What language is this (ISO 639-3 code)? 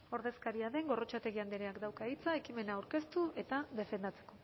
eus